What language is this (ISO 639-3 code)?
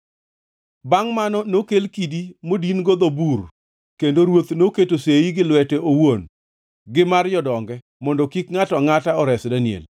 luo